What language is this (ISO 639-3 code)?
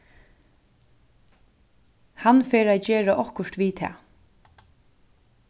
fao